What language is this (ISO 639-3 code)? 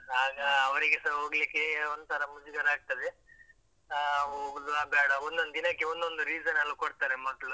kan